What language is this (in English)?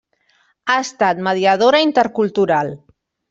Catalan